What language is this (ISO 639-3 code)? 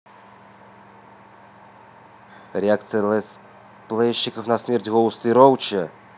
rus